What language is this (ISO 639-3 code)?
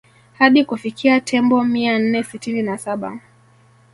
swa